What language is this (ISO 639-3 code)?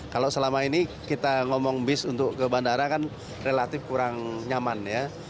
ind